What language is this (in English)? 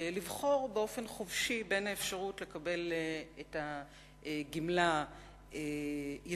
Hebrew